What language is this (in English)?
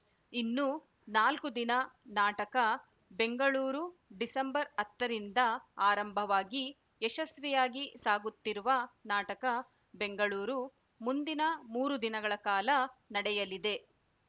Kannada